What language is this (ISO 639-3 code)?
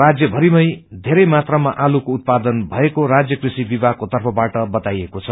nep